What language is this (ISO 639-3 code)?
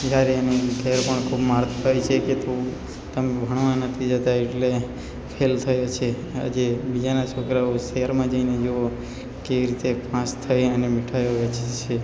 guj